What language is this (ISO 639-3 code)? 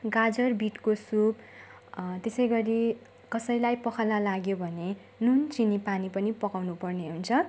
nep